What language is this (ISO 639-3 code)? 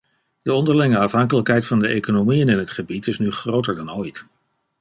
nld